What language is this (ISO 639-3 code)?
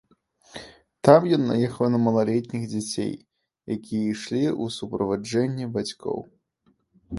bel